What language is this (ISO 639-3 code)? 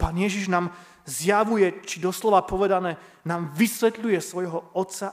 slk